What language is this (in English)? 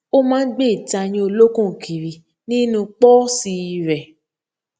Yoruba